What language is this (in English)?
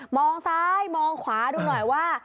Thai